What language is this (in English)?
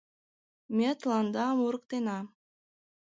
Mari